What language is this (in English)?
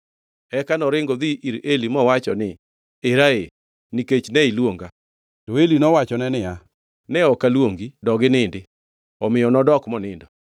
Luo (Kenya and Tanzania)